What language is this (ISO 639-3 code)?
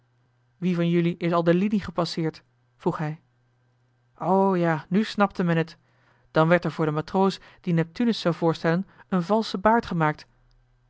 nld